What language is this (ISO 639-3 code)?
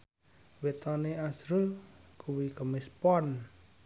jav